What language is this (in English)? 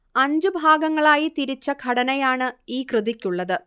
Malayalam